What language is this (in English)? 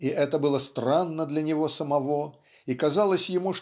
Russian